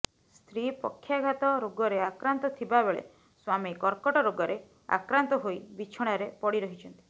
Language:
Odia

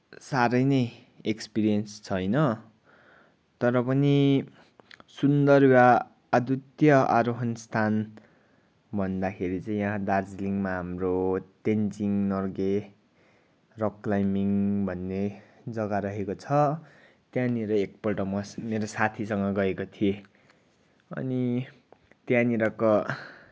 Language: Nepali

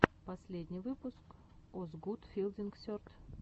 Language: Russian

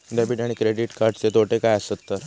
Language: Marathi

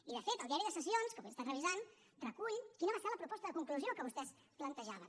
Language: Catalan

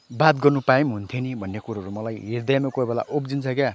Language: Nepali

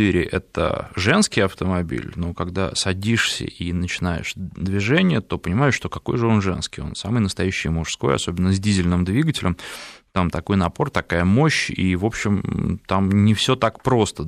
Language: Russian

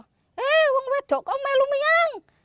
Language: Indonesian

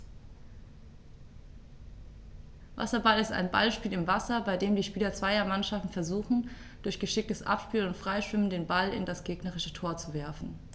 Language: German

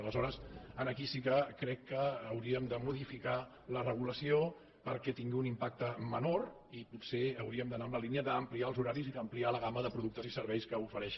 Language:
Catalan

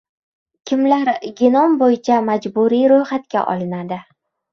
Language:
Uzbek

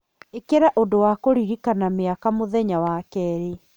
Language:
Kikuyu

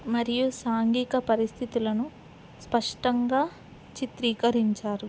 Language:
Telugu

